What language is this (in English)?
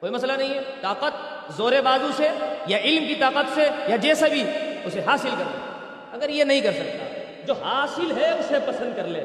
Urdu